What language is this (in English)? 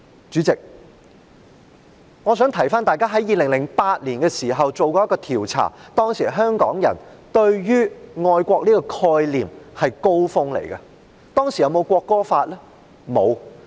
Cantonese